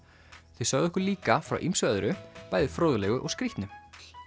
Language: Icelandic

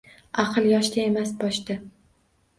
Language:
Uzbek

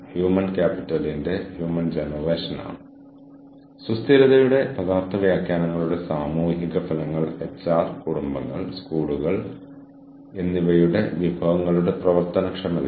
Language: Malayalam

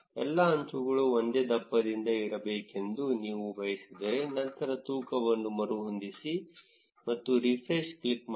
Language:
Kannada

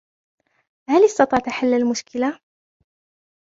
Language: Arabic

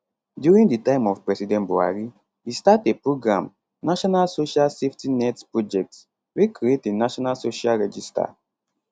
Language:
Nigerian Pidgin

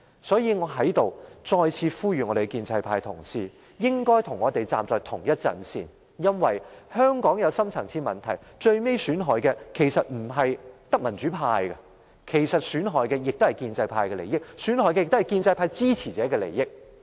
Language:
Cantonese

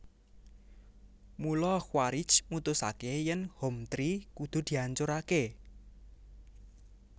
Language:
Javanese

